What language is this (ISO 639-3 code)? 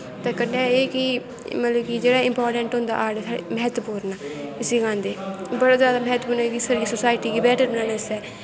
doi